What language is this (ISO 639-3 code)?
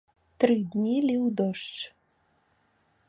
bel